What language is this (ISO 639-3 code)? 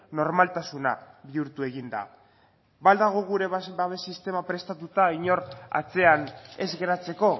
eus